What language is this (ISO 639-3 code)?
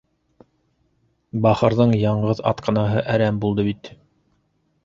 bak